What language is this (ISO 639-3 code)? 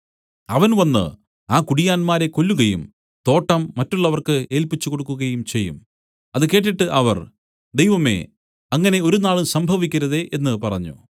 mal